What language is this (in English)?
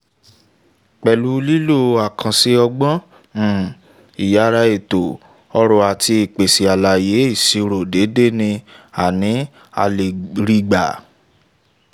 Yoruba